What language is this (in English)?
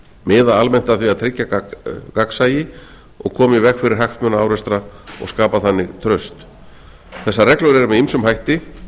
Icelandic